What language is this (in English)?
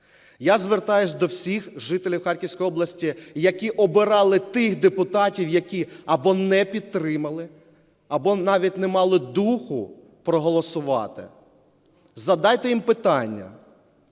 Ukrainian